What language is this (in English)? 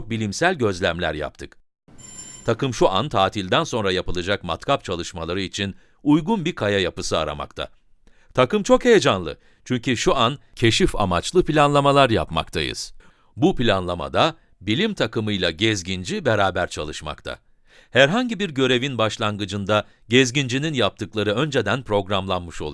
Turkish